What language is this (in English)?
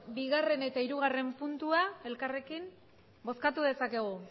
Basque